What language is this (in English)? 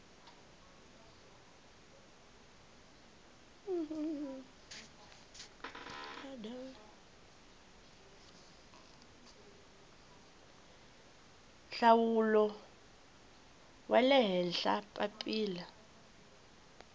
Tsonga